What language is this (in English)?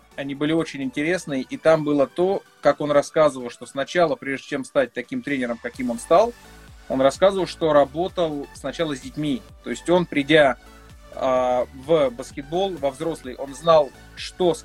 Russian